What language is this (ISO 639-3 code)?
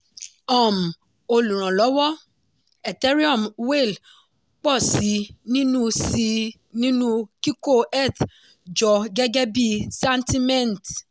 yor